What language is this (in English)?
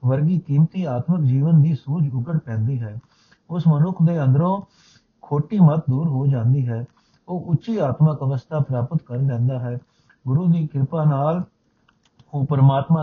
Punjabi